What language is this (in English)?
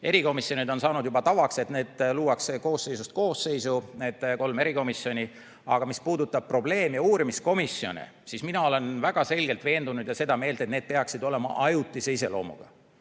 Estonian